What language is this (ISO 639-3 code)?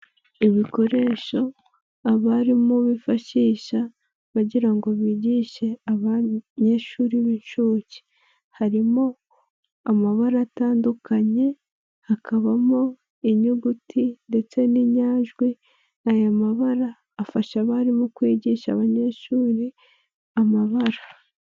kin